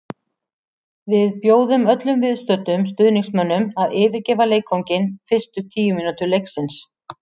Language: Icelandic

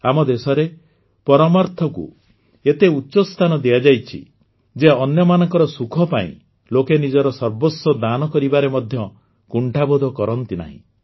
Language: Odia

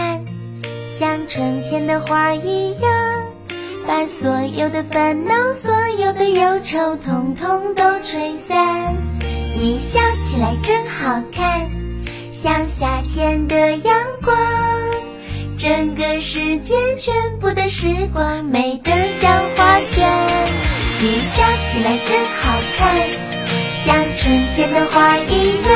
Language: Chinese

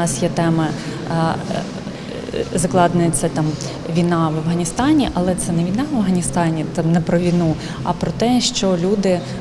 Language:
Ukrainian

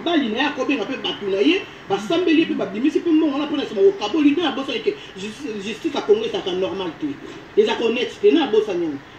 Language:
French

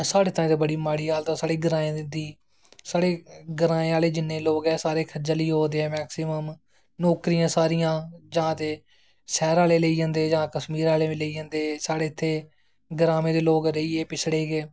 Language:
Dogri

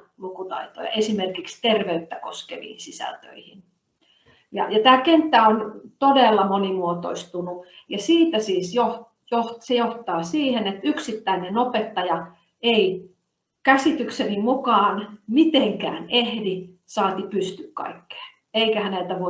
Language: Finnish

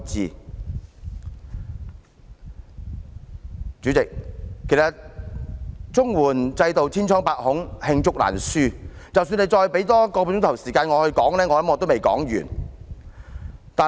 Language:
Cantonese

